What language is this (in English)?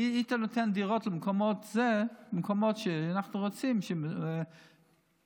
Hebrew